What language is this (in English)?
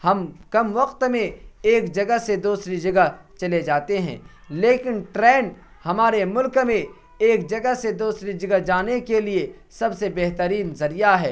Urdu